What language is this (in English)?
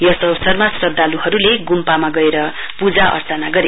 Nepali